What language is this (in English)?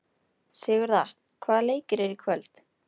Icelandic